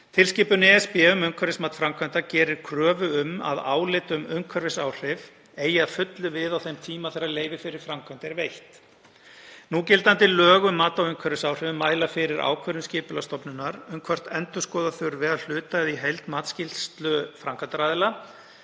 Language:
Icelandic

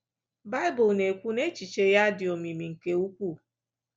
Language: Igbo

